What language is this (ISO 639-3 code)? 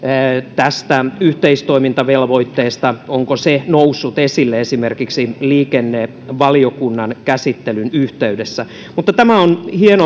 fin